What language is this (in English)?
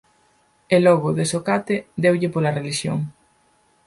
Galician